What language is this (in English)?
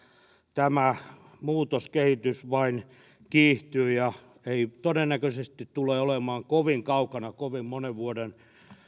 Finnish